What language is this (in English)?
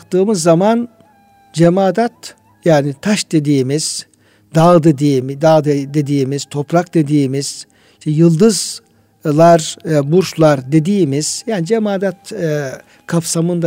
Turkish